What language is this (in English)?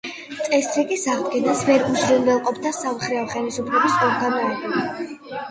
Georgian